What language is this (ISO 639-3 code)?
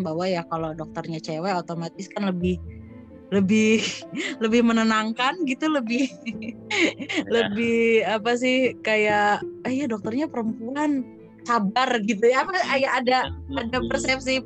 ind